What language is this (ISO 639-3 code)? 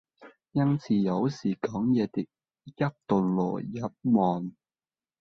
yue